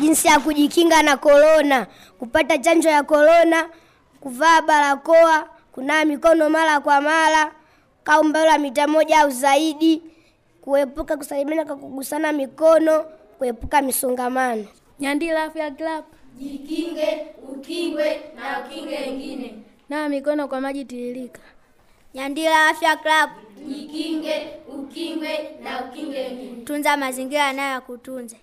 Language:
Swahili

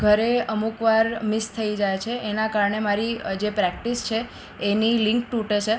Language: Gujarati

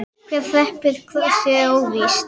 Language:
Icelandic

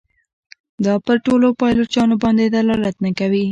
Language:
Pashto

